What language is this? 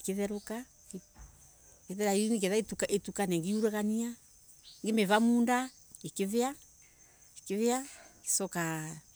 Embu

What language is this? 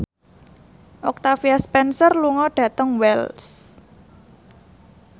Javanese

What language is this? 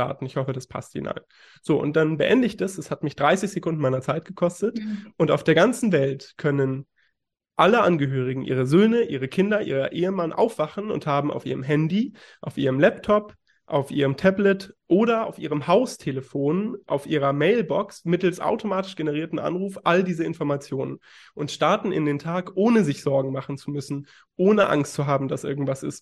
German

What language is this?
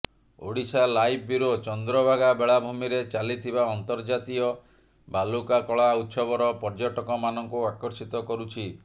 Odia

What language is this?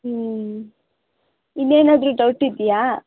Kannada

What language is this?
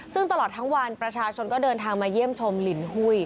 Thai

